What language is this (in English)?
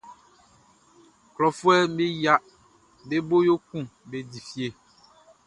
Baoulé